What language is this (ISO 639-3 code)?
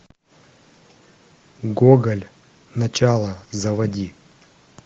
rus